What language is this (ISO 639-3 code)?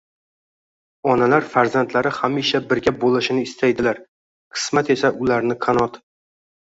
uzb